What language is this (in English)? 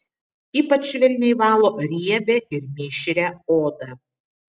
Lithuanian